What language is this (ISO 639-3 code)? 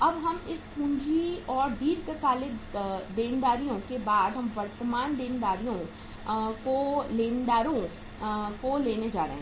hin